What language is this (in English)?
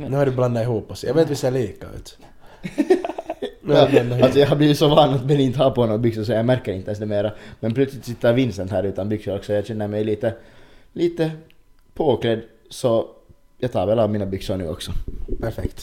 Swedish